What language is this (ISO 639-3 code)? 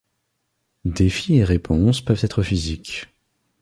fra